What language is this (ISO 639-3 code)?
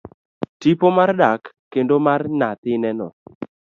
luo